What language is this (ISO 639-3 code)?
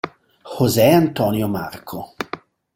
ita